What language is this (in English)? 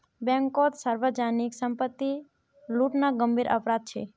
Magahi